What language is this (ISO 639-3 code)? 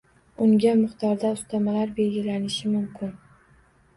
uzb